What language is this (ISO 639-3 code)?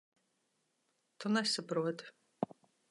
lav